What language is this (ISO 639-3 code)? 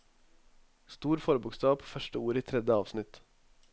nor